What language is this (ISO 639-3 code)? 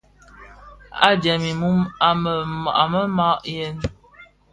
ksf